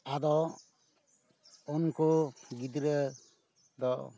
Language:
Santali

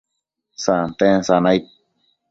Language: Matsés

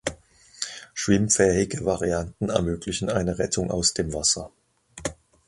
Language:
German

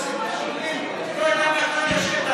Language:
Hebrew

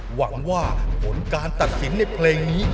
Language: Thai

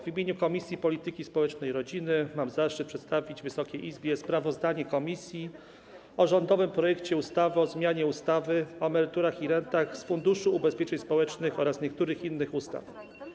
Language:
Polish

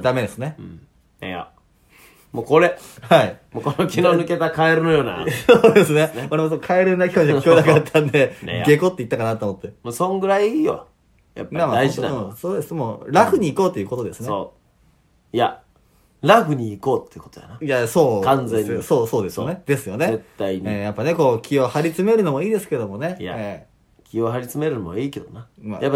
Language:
Japanese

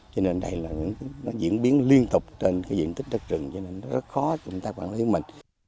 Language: Vietnamese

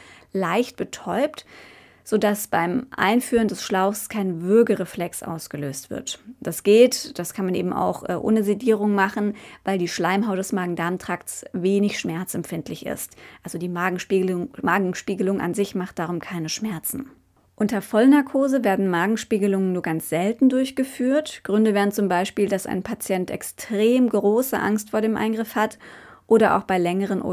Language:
German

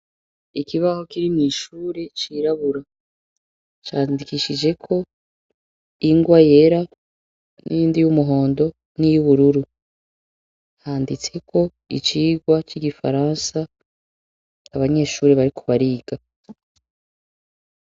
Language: Rundi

